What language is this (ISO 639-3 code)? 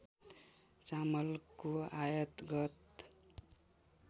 nep